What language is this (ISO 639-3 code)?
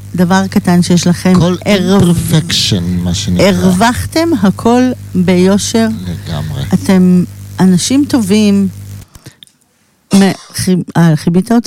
heb